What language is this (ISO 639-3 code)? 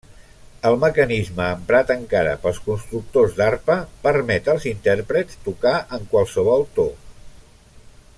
cat